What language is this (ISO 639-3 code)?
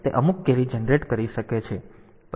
guj